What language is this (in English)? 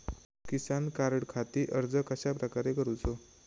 Marathi